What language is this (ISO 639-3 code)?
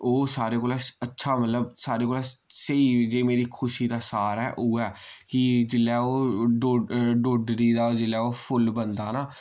doi